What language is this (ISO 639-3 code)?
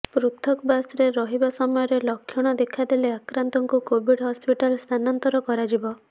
ori